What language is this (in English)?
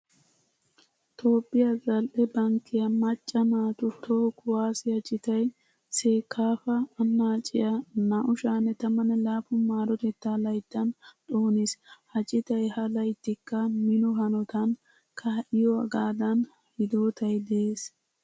Wolaytta